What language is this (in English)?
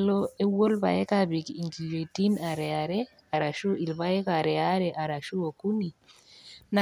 Masai